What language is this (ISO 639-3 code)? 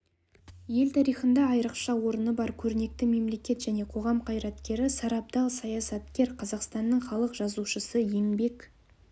kaz